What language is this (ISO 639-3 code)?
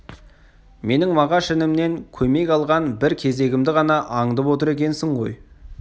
kaz